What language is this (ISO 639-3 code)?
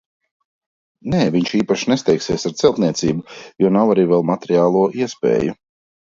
lav